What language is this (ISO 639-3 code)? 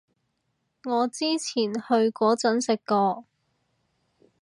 yue